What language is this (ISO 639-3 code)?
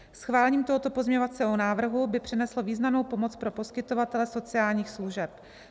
ces